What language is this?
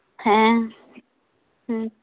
Santali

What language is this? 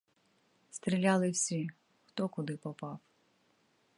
Ukrainian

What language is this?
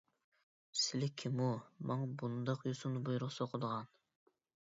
Uyghur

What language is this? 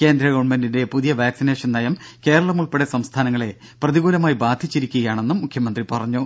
Malayalam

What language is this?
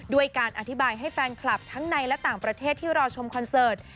Thai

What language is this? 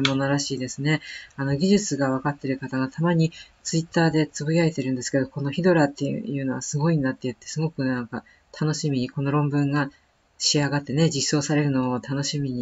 Japanese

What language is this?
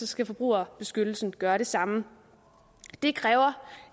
Danish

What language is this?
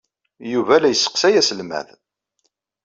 Kabyle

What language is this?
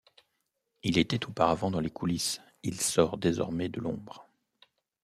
French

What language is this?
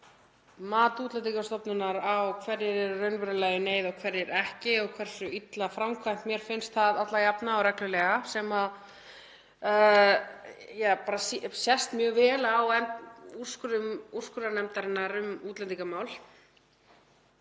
Icelandic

